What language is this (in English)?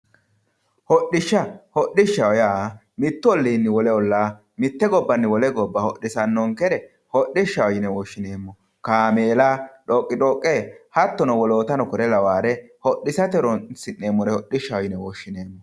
Sidamo